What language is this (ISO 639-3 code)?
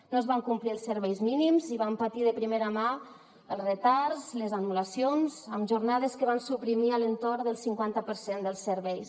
cat